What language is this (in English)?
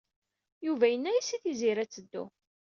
Kabyle